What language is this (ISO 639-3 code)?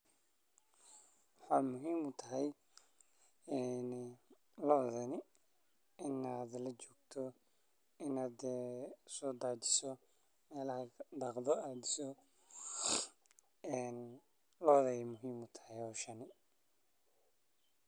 som